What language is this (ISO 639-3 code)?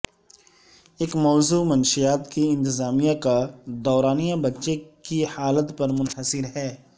urd